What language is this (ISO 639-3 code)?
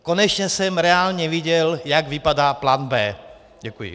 ces